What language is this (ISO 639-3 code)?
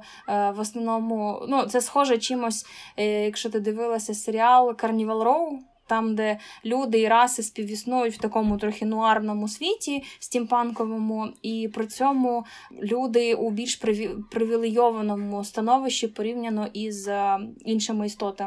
ukr